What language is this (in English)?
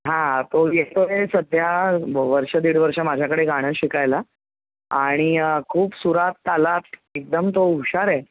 Marathi